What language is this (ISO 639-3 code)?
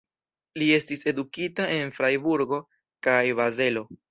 epo